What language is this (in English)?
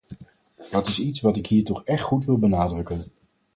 Dutch